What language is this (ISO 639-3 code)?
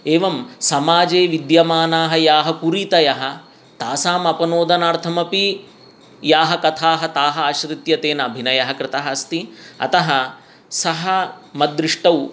san